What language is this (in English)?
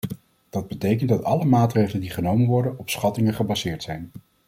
Dutch